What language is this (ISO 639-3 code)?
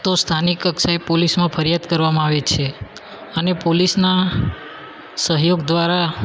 guj